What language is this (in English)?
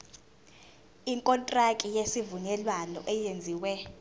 Zulu